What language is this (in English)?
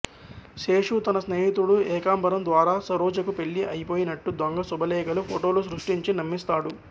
Telugu